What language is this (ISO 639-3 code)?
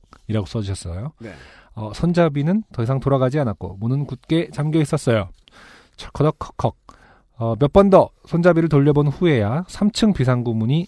kor